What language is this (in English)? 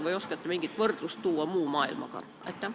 Estonian